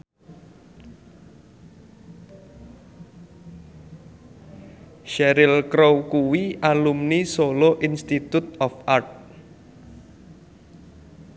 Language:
Javanese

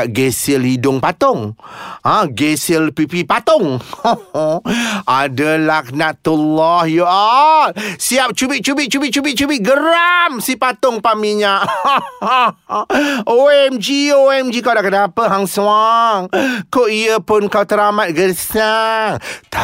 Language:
Malay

